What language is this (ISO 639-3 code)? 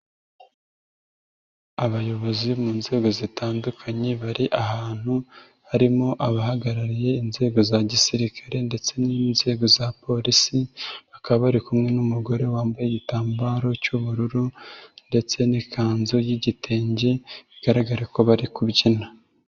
kin